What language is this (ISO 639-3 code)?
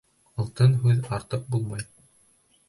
bak